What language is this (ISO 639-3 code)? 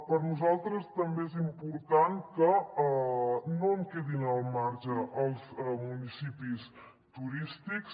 cat